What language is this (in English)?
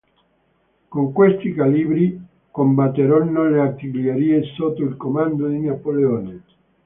Italian